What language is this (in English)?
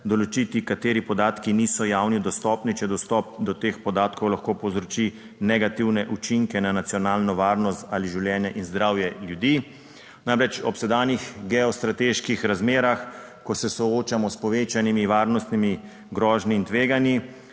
Slovenian